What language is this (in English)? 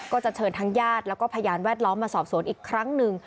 Thai